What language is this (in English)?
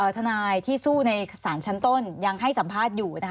Thai